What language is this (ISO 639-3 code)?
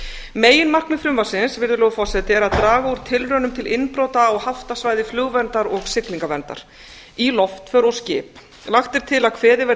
isl